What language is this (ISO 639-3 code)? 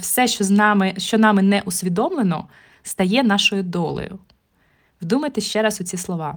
ukr